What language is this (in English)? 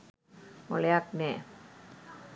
Sinhala